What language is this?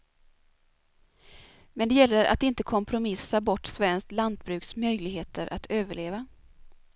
Swedish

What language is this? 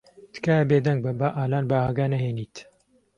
Central Kurdish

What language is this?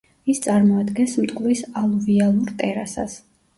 Georgian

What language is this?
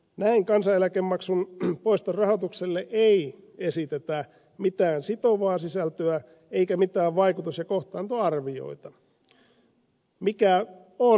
Finnish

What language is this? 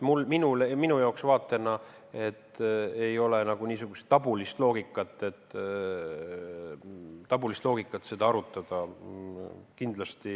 Estonian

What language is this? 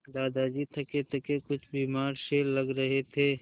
Hindi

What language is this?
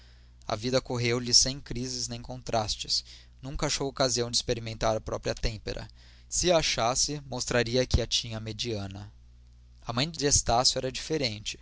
Portuguese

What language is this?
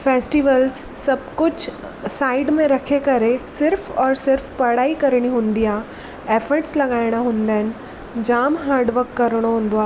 Sindhi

